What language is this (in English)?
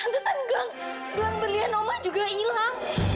Indonesian